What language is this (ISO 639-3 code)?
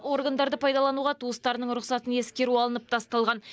kaz